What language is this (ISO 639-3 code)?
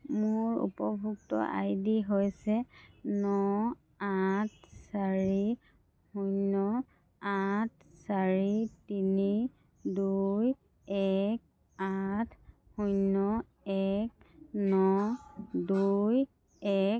asm